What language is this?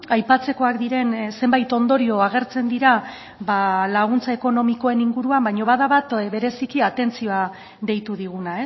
Basque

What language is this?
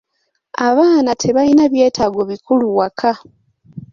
Ganda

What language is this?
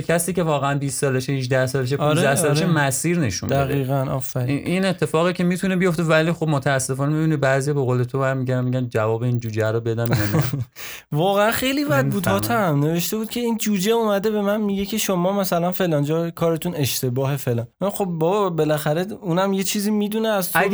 Persian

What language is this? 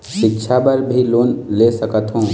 Chhattisgarhi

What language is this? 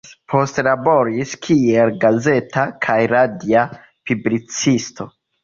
Esperanto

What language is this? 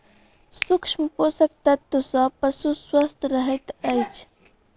Maithili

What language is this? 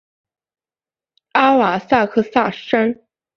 Chinese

